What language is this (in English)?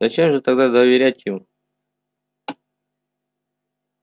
Russian